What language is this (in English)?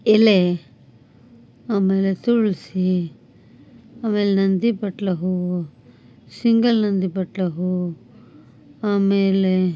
Kannada